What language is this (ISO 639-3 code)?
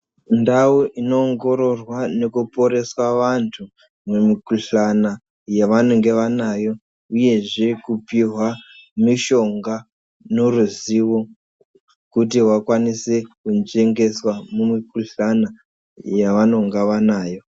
ndc